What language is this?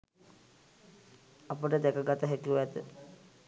Sinhala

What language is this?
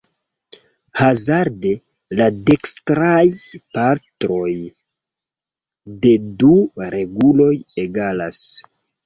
Esperanto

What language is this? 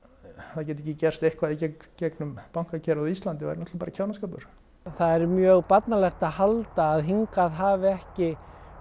Icelandic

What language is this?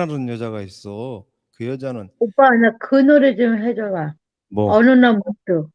Korean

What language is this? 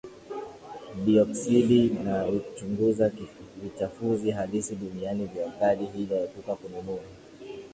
Swahili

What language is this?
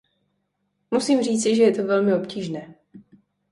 Czech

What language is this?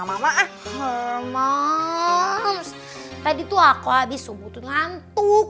Indonesian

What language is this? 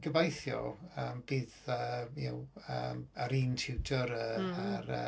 Welsh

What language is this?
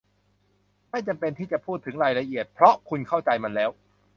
Thai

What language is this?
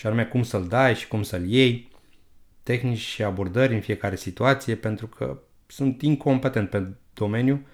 Romanian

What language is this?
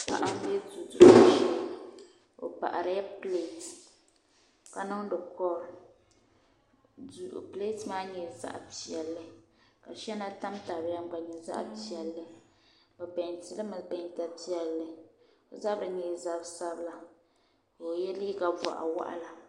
Dagbani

